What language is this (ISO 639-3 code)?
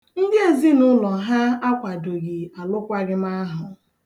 ibo